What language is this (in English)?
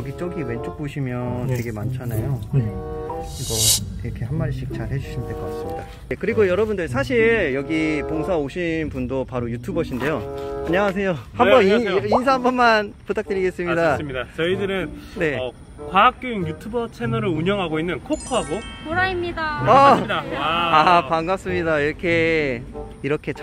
Korean